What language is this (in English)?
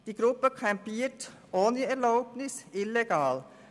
Swiss German